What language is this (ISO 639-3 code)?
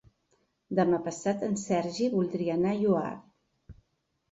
cat